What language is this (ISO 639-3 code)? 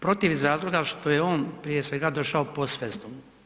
hrv